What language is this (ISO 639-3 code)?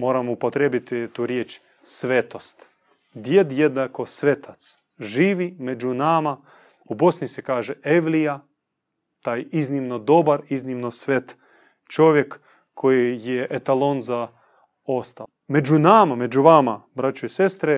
hrv